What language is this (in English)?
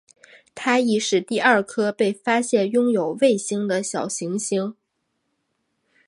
Chinese